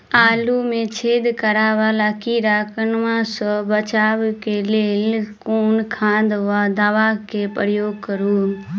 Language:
Maithili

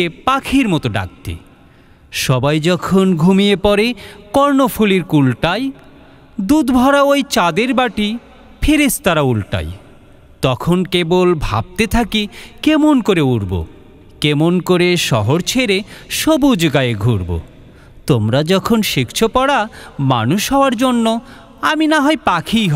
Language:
Bangla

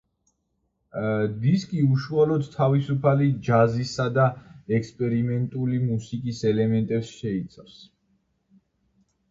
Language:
Georgian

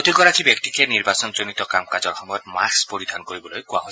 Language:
Assamese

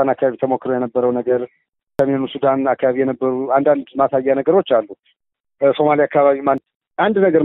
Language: Amharic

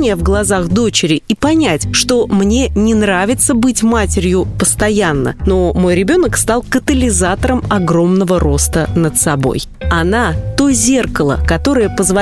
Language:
Russian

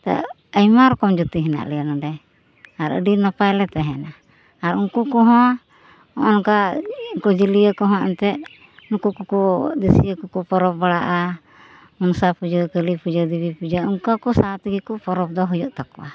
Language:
Santali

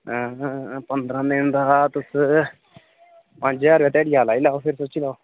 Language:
Dogri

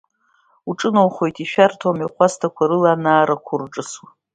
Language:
Abkhazian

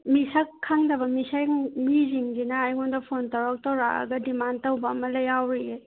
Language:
Manipuri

